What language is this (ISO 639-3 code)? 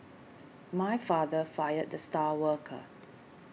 eng